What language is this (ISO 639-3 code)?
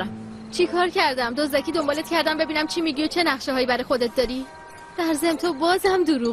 fas